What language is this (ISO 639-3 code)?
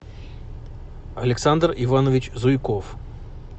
rus